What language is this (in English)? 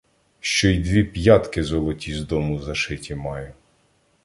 Ukrainian